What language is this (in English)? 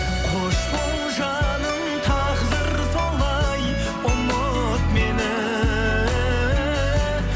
Kazakh